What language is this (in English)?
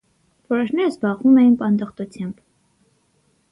Armenian